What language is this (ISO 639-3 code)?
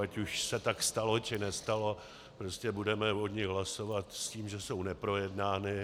ces